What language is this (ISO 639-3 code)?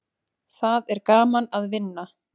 isl